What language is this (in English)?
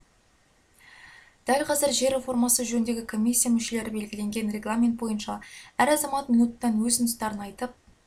Kazakh